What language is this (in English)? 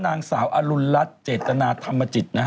Thai